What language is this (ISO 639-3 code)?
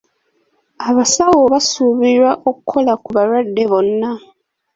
lug